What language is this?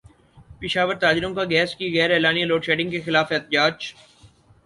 Urdu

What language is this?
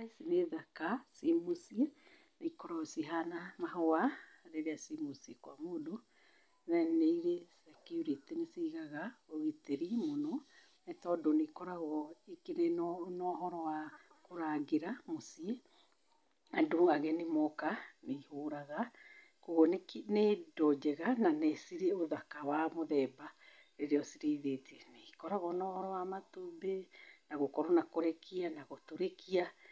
Kikuyu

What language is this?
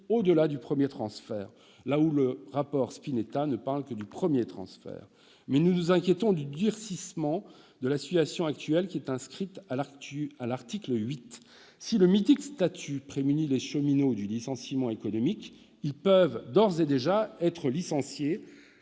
French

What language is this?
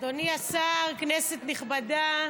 Hebrew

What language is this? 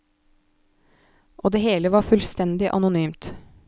Norwegian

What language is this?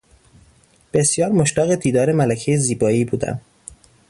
Persian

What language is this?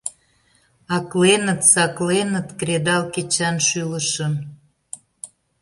Mari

